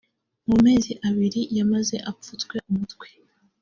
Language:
Kinyarwanda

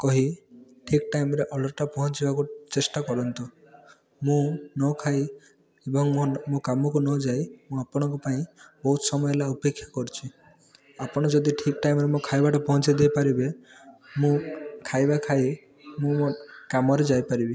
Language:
Odia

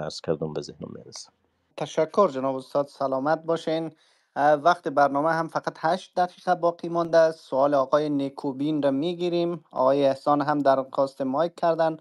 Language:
Persian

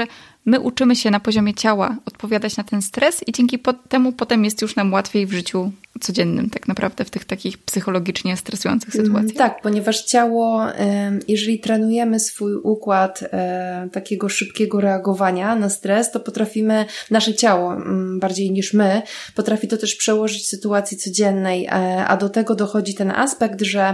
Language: Polish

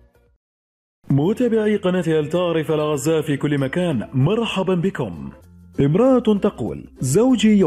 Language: Arabic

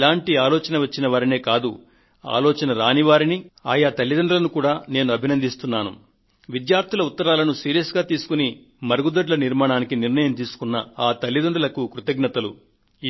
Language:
Telugu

